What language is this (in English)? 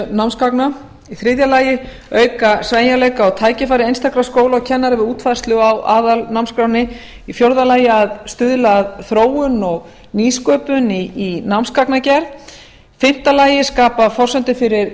Icelandic